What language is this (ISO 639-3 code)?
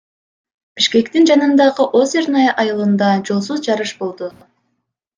kir